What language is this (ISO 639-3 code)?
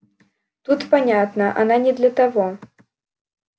rus